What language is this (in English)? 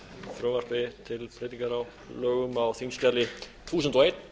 Icelandic